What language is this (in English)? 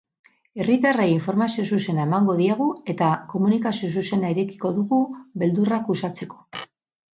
Basque